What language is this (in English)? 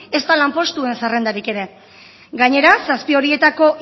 Basque